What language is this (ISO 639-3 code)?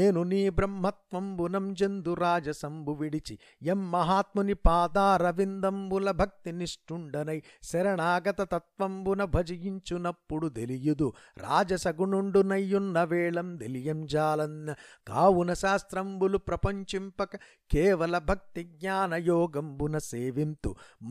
tel